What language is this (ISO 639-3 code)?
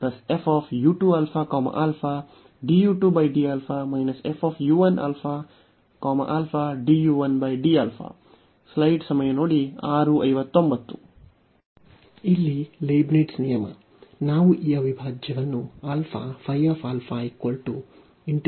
kan